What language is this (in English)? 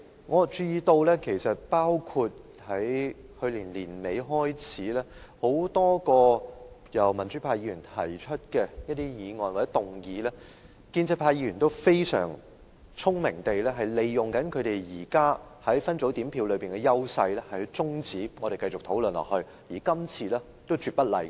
Cantonese